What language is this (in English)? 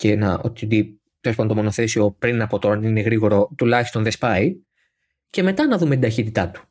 Greek